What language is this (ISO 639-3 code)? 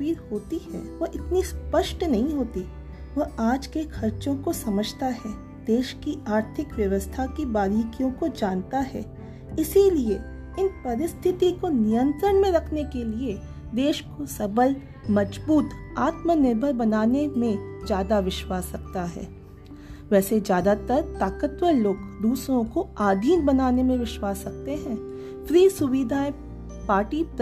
hin